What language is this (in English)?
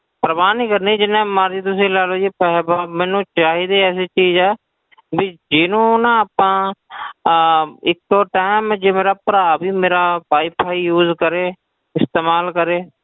Punjabi